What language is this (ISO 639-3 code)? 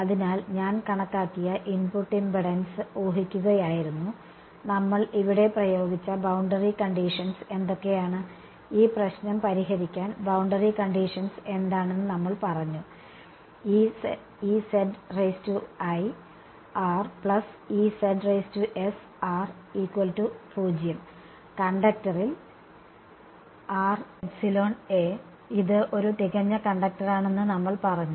mal